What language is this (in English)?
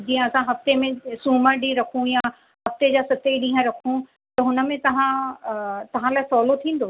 Sindhi